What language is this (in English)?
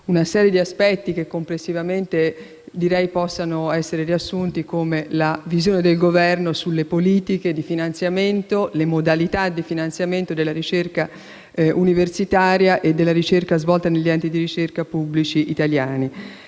Italian